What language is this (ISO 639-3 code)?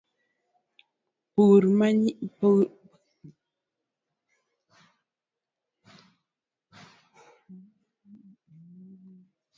luo